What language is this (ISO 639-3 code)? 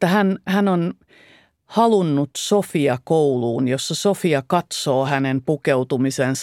fin